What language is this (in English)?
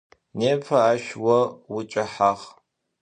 Adyghe